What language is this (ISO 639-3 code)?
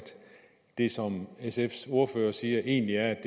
dan